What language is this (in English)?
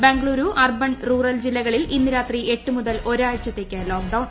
Malayalam